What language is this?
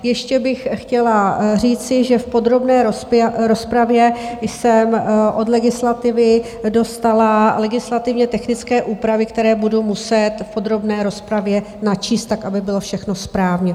Czech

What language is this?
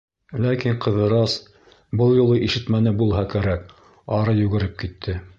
Bashkir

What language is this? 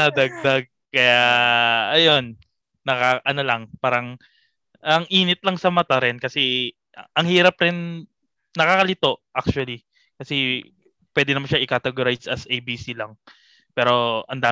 Filipino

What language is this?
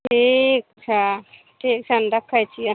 Maithili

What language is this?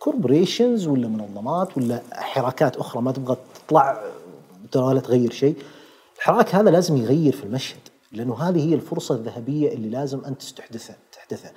Arabic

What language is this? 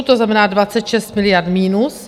Czech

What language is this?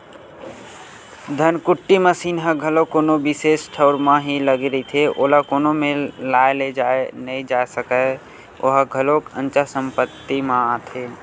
Chhattisgarhi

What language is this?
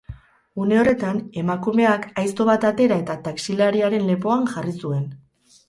Basque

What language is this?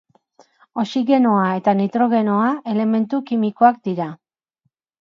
Basque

